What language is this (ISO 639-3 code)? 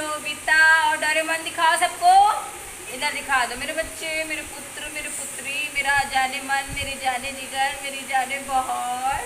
hin